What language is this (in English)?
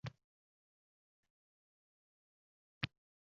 Uzbek